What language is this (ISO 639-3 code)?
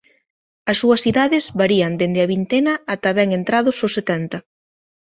glg